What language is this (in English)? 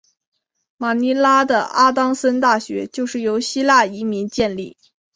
Chinese